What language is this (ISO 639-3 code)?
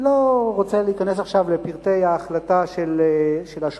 heb